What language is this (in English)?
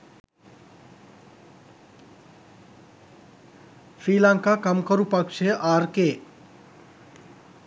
Sinhala